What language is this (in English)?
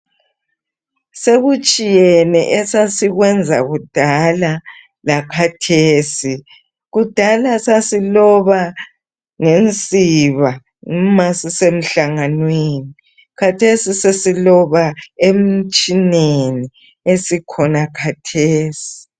North Ndebele